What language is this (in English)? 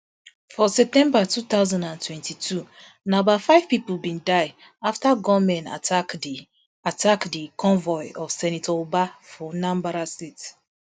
Nigerian Pidgin